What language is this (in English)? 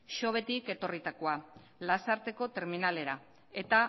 Basque